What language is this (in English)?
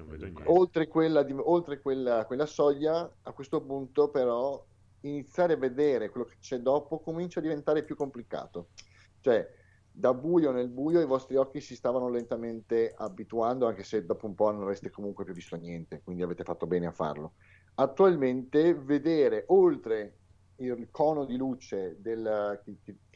Italian